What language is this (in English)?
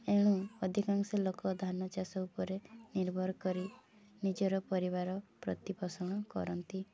Odia